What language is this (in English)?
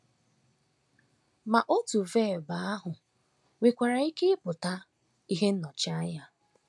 Igbo